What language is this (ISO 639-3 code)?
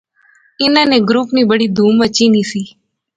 phr